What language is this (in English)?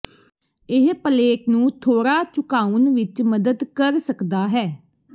Punjabi